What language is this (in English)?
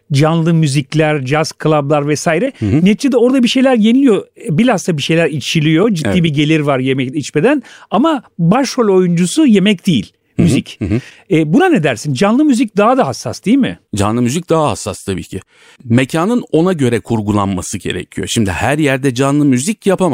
Turkish